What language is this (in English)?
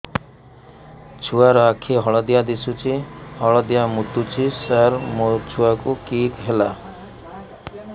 Odia